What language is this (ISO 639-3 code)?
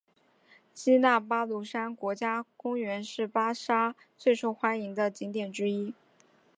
zho